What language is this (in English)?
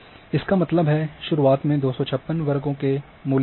Hindi